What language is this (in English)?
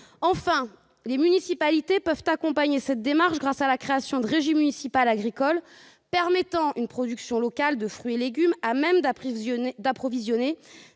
French